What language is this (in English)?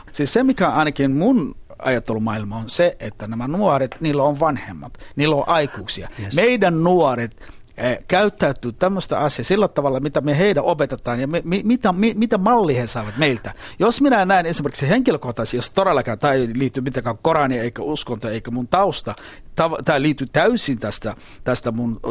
Finnish